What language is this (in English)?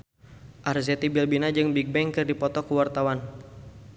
Sundanese